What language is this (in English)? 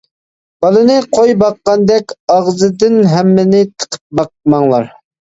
Uyghur